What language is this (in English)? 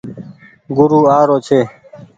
Goaria